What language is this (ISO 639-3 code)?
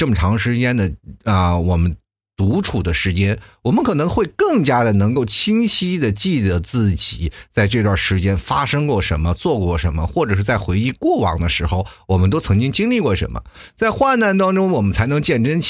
zho